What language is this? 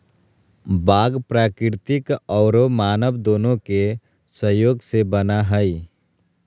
Magahi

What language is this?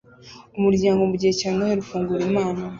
Kinyarwanda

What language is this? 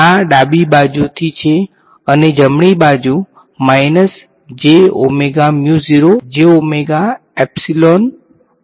Gujarati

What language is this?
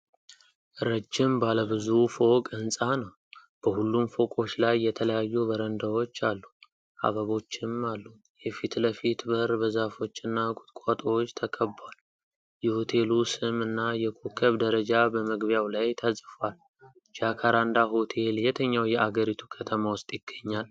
Amharic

